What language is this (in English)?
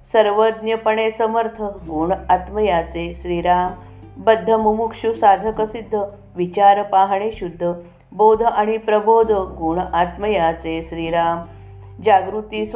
Marathi